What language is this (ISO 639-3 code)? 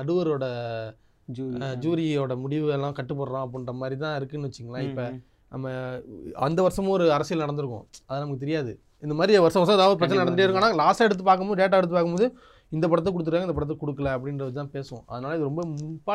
tam